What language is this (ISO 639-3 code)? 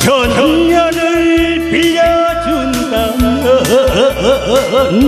kor